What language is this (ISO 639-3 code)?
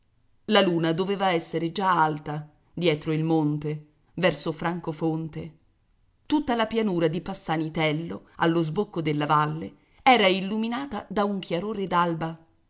ita